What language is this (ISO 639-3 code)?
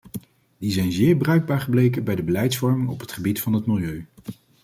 nld